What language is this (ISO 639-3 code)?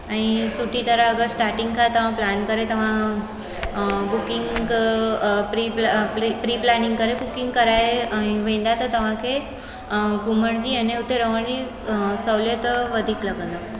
snd